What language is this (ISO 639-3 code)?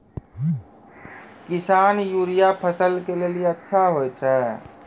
mai